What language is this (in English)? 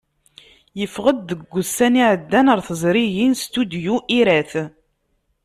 Kabyle